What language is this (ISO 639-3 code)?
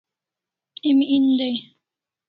kls